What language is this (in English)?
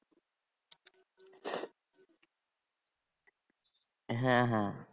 Bangla